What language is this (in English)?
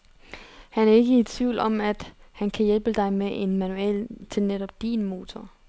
Danish